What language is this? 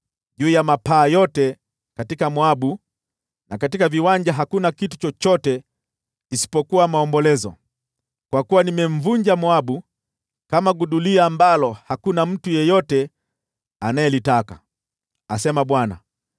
Swahili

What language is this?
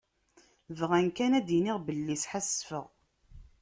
Kabyle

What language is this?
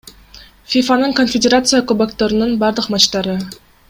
Kyrgyz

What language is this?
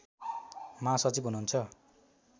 Nepali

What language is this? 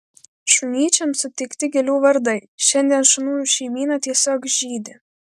Lithuanian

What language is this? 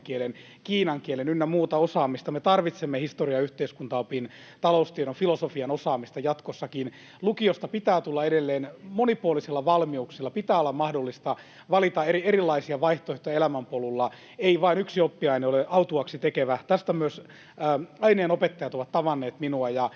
Finnish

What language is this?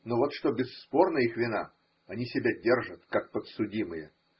Russian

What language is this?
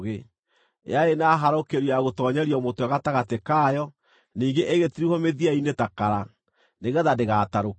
Kikuyu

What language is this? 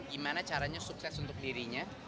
Indonesian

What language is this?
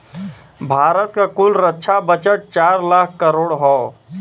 Bhojpuri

